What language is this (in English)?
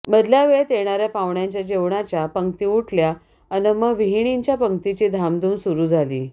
Marathi